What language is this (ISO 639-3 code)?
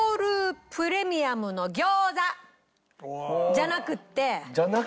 jpn